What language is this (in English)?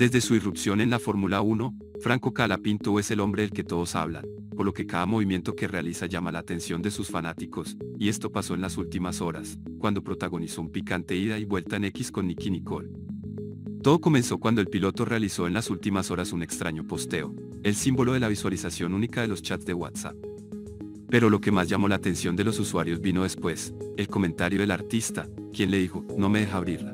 Spanish